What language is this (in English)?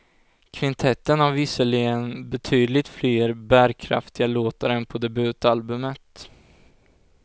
Swedish